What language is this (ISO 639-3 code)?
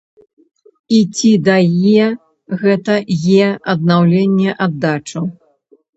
bel